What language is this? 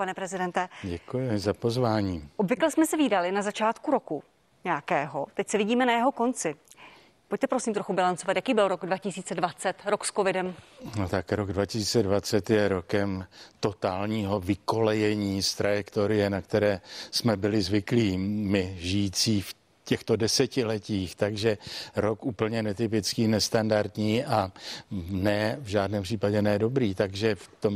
Czech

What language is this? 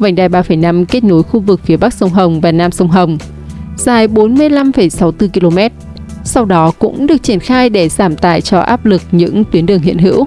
Vietnamese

